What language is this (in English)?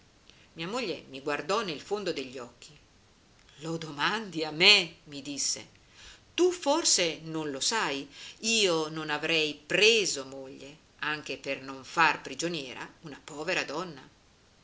Italian